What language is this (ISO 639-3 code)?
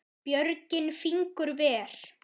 isl